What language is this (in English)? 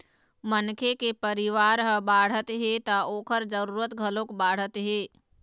Chhattisgarhi